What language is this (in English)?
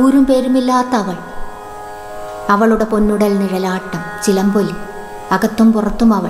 Malayalam